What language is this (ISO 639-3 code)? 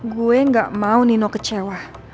ind